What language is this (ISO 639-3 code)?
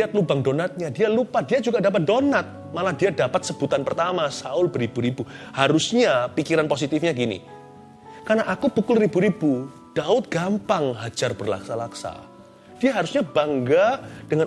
ind